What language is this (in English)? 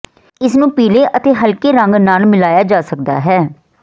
Punjabi